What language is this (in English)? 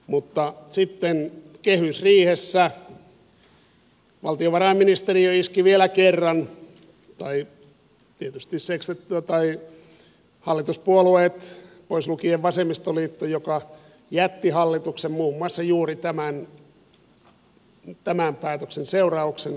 Finnish